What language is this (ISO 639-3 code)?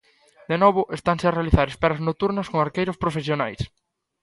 glg